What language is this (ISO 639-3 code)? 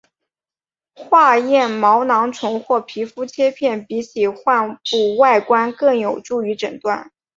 zho